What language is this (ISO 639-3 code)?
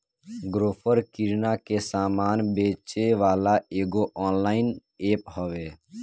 bho